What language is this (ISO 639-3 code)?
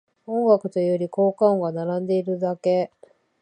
jpn